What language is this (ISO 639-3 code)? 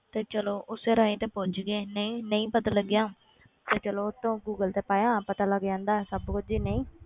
pan